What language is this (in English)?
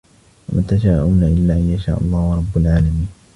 Arabic